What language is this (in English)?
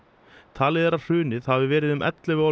Icelandic